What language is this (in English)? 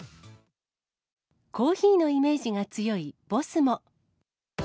Japanese